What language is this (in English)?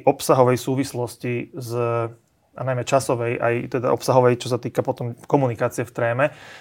Slovak